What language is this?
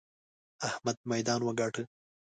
Pashto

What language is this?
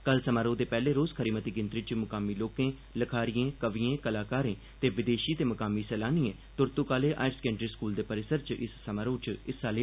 Dogri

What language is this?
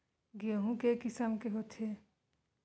Chhattisgarhi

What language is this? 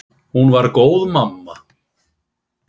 Icelandic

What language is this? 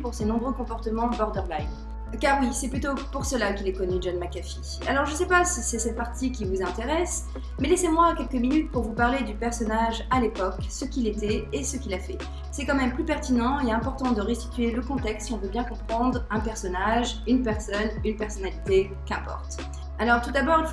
French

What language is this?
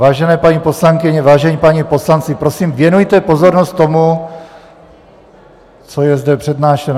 Czech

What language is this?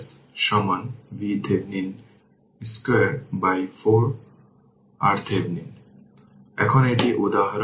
Bangla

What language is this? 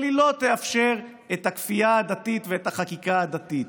Hebrew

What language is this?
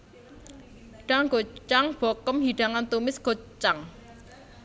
Javanese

